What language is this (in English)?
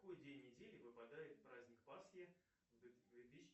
Russian